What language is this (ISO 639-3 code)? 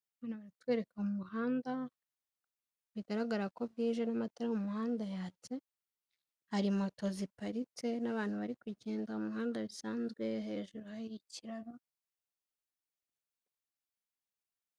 kin